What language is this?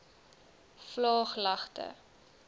Afrikaans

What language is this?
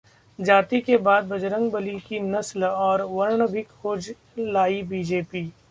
Hindi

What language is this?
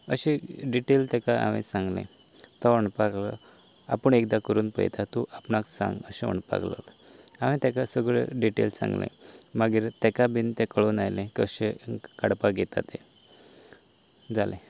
Konkani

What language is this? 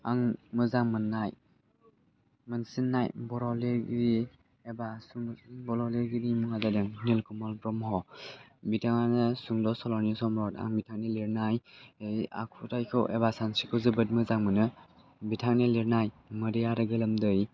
Bodo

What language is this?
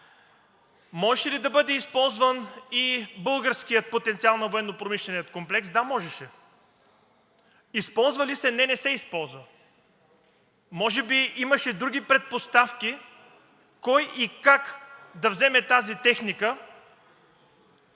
Bulgarian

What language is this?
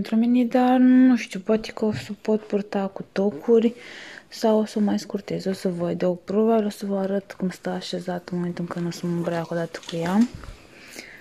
Romanian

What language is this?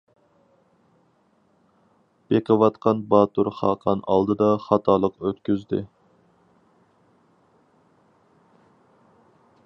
Uyghur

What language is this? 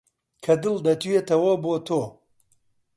Central Kurdish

